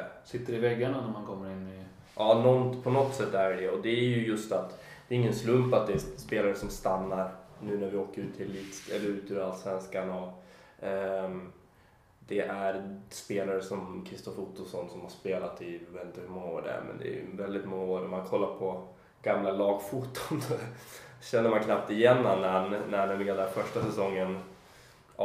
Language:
Swedish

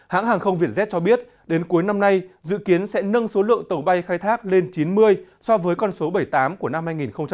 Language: Vietnamese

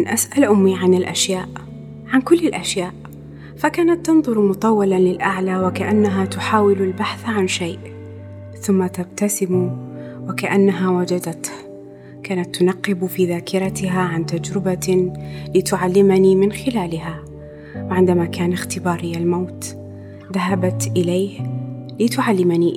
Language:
Arabic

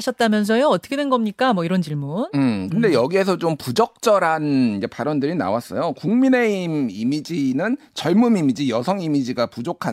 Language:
Korean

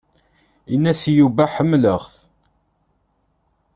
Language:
Kabyle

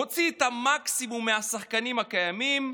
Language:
Hebrew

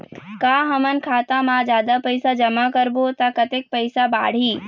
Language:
Chhattisgarhi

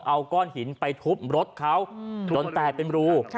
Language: Thai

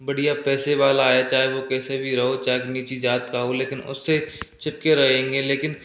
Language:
Hindi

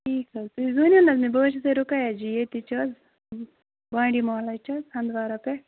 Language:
Kashmiri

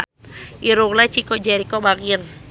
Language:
Sundanese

